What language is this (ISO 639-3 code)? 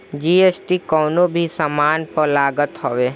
bho